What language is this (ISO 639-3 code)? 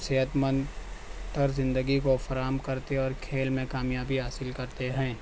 urd